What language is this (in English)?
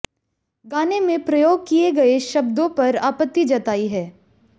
Hindi